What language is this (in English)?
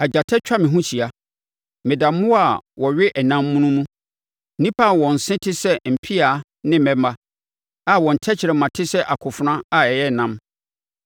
Akan